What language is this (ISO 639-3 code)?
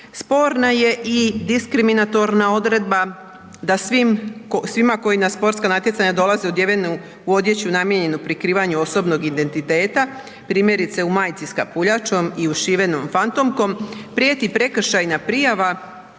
hrv